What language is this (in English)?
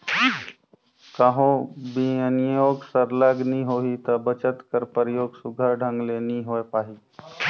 Chhattisgarhi